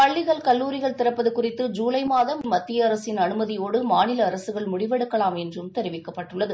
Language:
Tamil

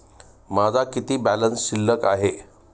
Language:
Marathi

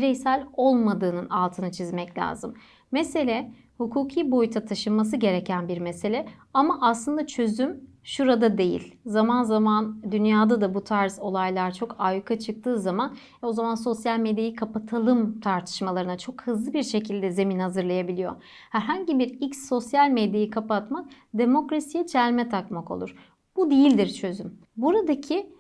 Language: Turkish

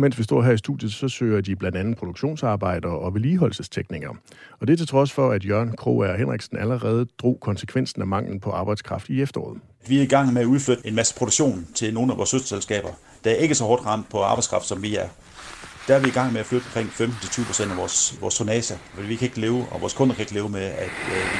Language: Danish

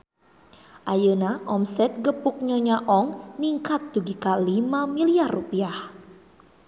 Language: Sundanese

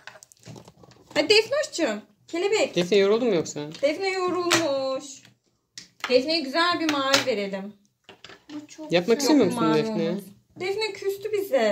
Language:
Turkish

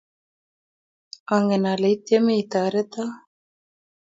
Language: Kalenjin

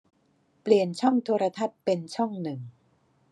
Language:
Thai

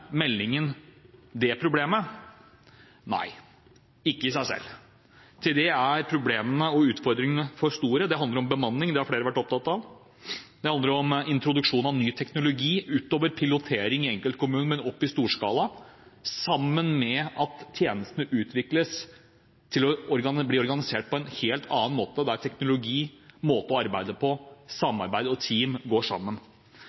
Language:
Norwegian Bokmål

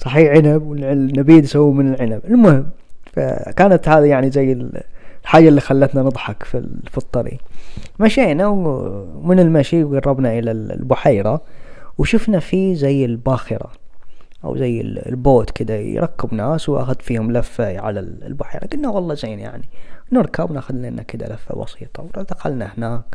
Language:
Arabic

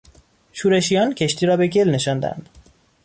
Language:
Persian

